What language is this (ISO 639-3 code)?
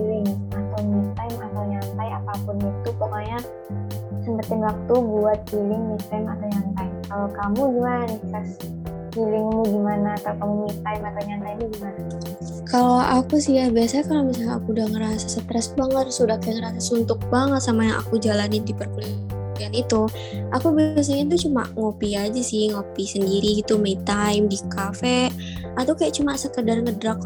ind